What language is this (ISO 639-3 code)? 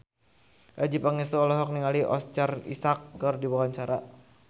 sun